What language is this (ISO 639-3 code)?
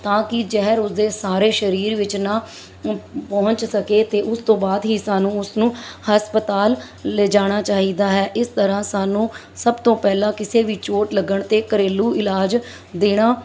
pan